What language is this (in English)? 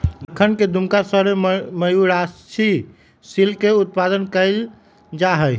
Magahi